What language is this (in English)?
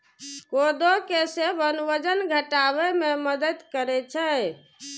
Maithili